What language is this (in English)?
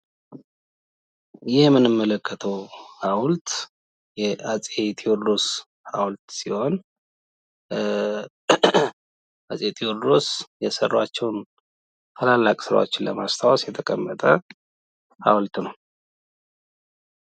Amharic